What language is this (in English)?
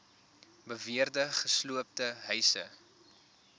Afrikaans